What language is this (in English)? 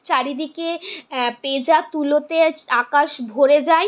Bangla